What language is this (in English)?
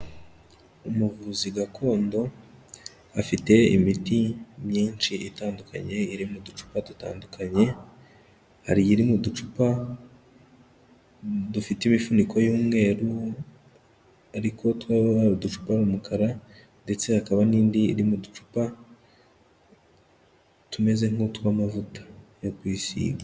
Kinyarwanda